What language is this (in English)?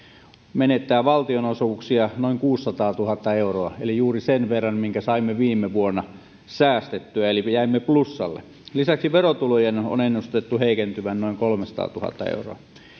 Finnish